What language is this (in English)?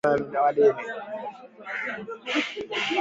Swahili